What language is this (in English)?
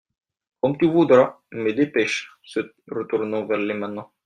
French